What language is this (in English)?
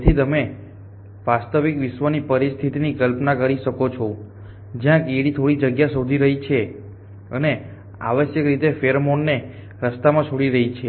Gujarati